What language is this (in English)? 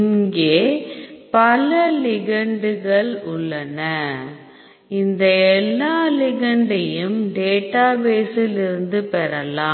Tamil